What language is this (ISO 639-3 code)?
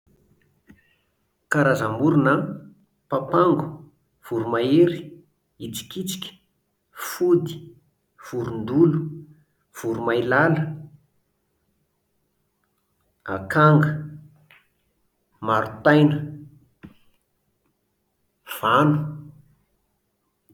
mlg